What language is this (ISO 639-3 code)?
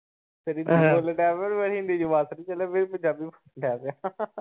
pan